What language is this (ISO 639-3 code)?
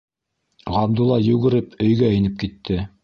bak